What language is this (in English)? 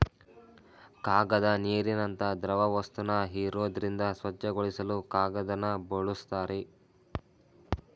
Kannada